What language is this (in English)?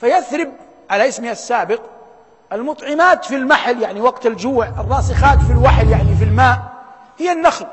Arabic